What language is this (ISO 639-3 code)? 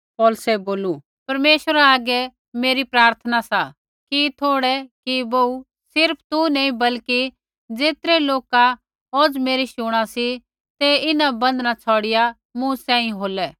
kfx